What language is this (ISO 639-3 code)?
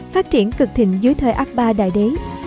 vie